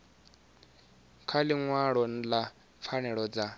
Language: Venda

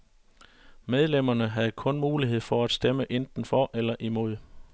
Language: Danish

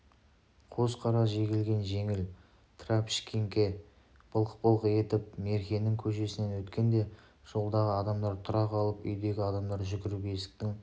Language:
Kazakh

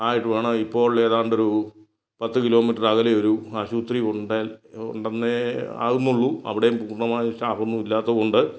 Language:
Malayalam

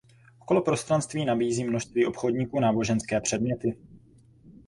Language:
Czech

